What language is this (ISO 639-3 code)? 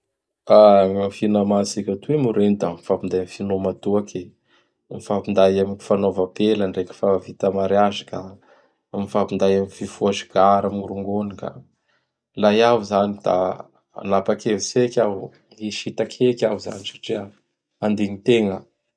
bhr